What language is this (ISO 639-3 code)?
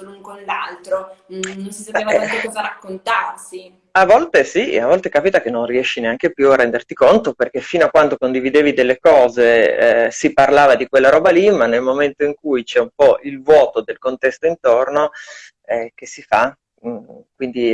ita